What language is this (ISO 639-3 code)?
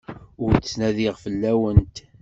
kab